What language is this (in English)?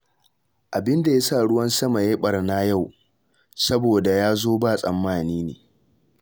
Hausa